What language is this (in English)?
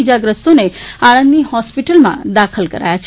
Gujarati